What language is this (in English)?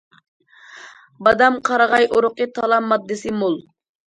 Uyghur